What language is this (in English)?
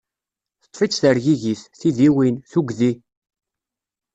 Kabyle